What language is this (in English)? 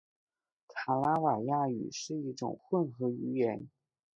Chinese